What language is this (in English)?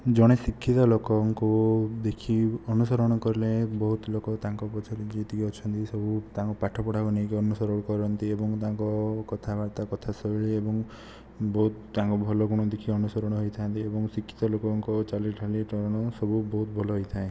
Odia